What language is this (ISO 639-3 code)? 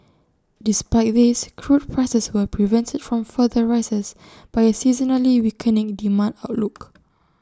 eng